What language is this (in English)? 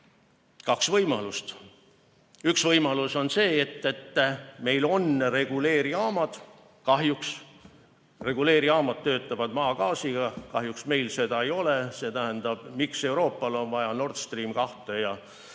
Estonian